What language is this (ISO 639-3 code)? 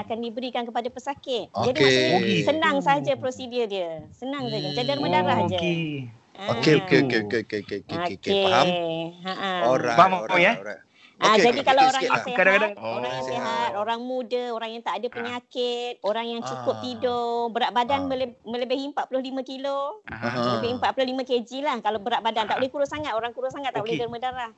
msa